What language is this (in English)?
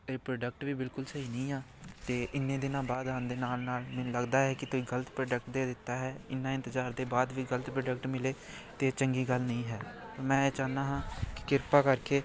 Punjabi